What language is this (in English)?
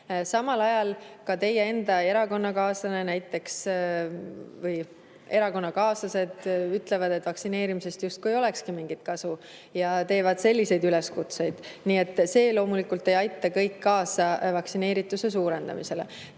Estonian